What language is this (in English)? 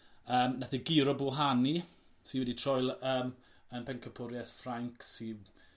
Welsh